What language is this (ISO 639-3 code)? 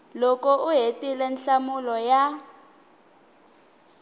tso